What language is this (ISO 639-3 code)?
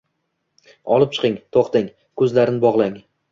uzb